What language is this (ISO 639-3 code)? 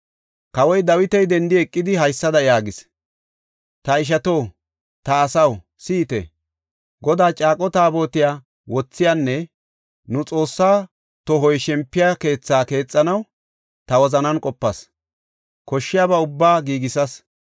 gof